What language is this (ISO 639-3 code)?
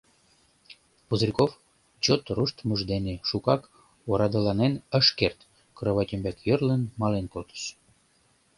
chm